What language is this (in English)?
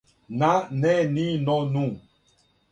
Serbian